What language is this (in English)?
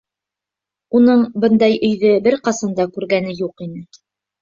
Bashkir